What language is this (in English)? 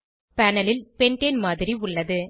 Tamil